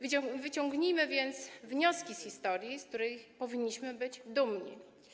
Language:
Polish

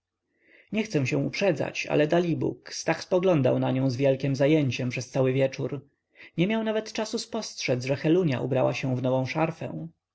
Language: Polish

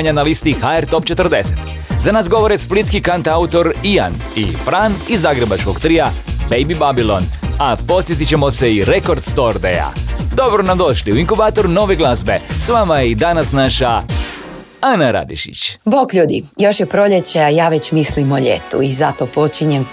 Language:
Croatian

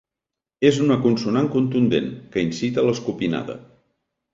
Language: Catalan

